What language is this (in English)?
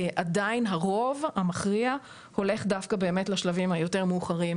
Hebrew